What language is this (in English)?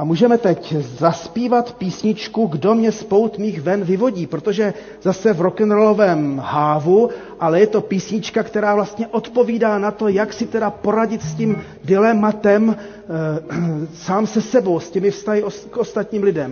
Czech